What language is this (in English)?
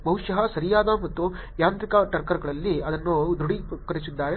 Kannada